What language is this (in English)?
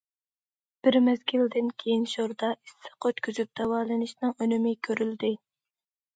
Uyghur